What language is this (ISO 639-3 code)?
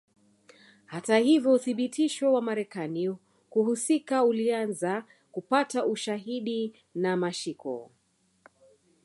swa